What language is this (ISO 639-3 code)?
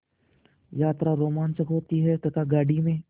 hin